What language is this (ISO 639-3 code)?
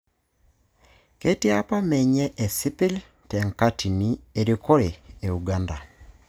mas